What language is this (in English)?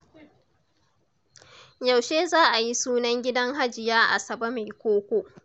Hausa